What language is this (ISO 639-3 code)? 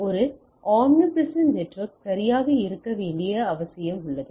tam